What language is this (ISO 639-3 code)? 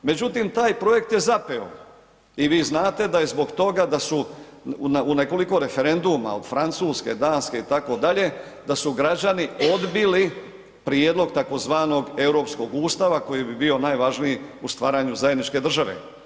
hrv